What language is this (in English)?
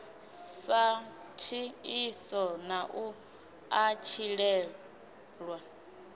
Venda